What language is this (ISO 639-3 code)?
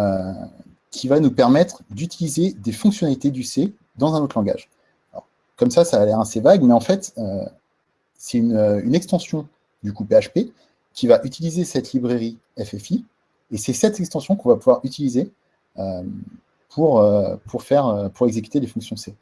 fra